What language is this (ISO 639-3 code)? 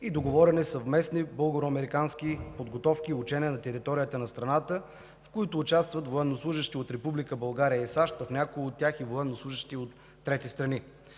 bul